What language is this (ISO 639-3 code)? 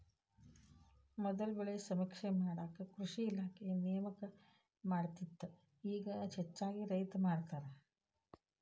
kan